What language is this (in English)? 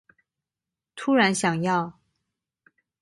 Chinese